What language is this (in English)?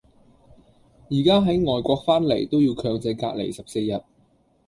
Cantonese